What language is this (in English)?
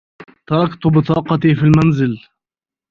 Arabic